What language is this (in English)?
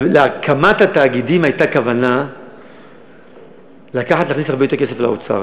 Hebrew